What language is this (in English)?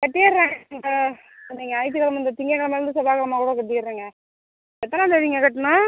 Tamil